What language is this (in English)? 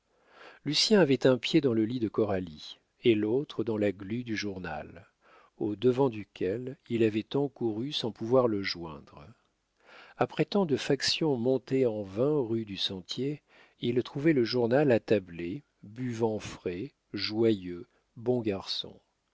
French